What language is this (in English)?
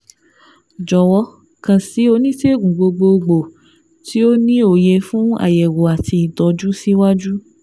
Yoruba